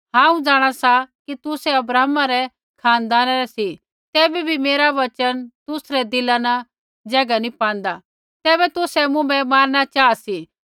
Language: Kullu Pahari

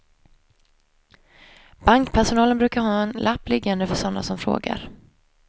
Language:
Swedish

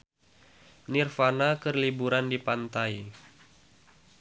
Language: Sundanese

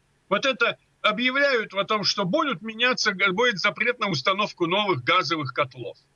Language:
Russian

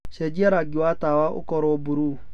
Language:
Kikuyu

